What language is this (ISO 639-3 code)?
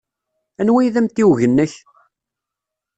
kab